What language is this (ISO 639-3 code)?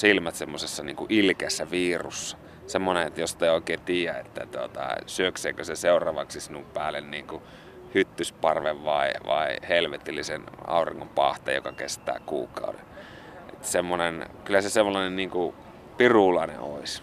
fin